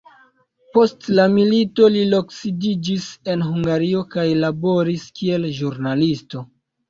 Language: Esperanto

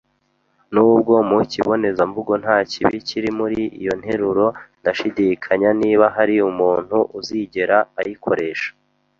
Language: Kinyarwanda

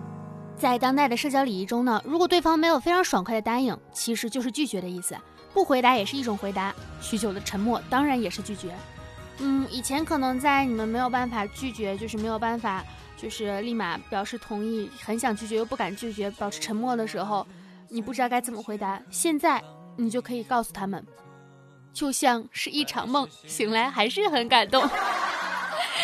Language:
Chinese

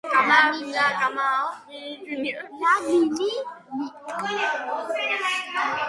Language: Georgian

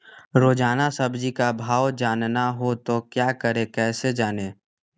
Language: Magahi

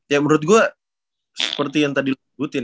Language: Indonesian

